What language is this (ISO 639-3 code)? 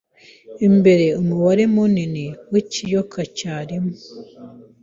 kin